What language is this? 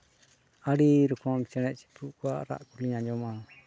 Santali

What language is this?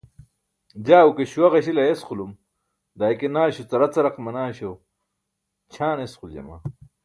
Burushaski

